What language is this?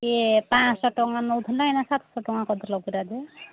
Odia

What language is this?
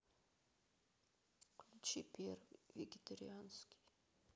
Russian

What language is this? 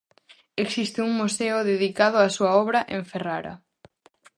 Galician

